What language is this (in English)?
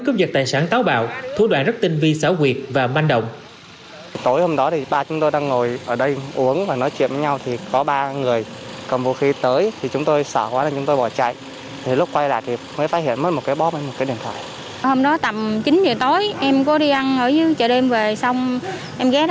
Vietnamese